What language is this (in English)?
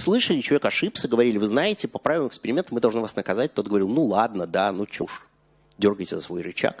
Russian